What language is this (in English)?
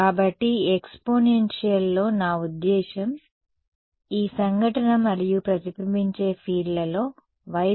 Telugu